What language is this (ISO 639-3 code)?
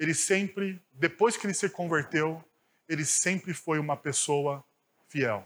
por